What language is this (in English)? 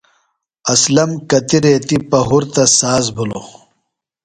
Phalura